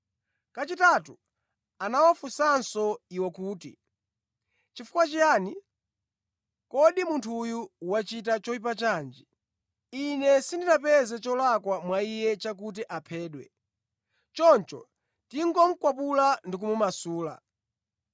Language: Nyanja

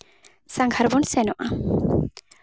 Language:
Santali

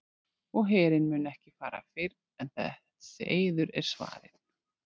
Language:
Icelandic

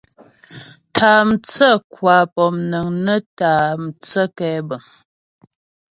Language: Ghomala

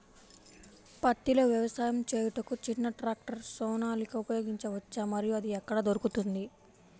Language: Telugu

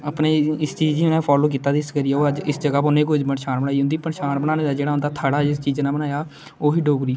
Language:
Dogri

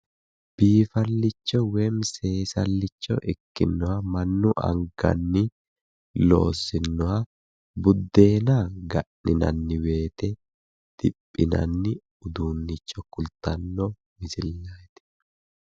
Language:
Sidamo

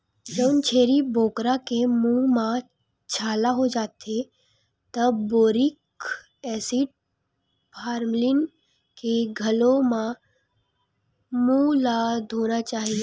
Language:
Chhattisgarhi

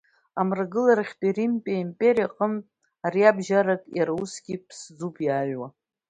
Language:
Abkhazian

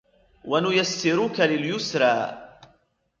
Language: Arabic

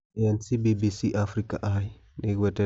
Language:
Kikuyu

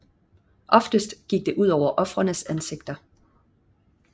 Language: Danish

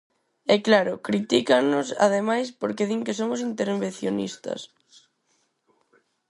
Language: Galician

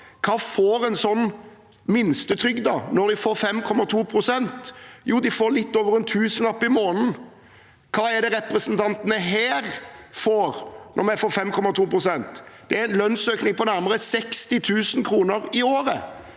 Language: Norwegian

